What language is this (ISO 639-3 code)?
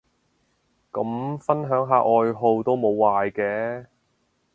yue